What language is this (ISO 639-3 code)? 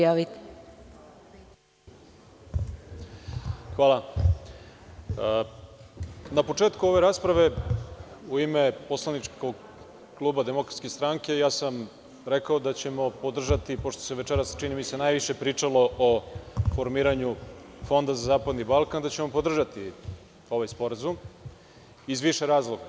srp